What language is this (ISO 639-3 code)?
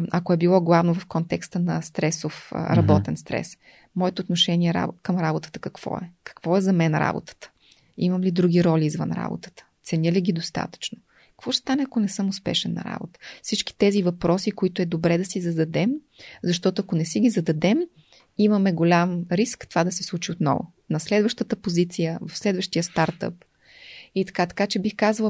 bul